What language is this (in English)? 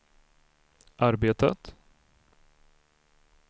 Swedish